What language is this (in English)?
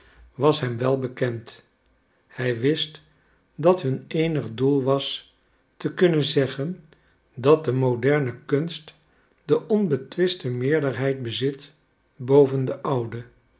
Dutch